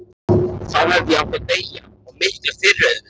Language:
Icelandic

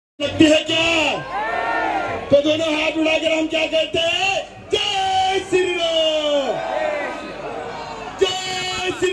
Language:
Arabic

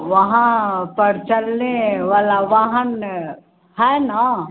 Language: Hindi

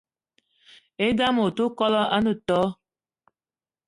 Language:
Eton (Cameroon)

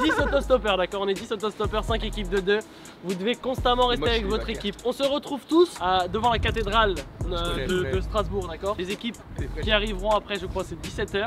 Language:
French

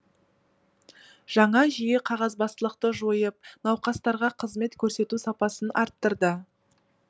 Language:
Kazakh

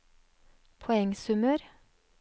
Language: Norwegian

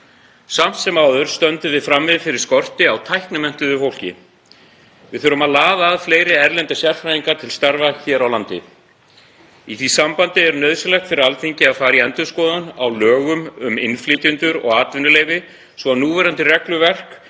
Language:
Icelandic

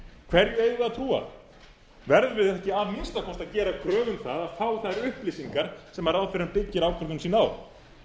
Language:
Icelandic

